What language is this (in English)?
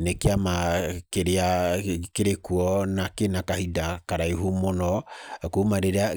Kikuyu